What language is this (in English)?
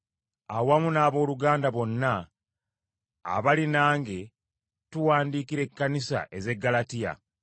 Ganda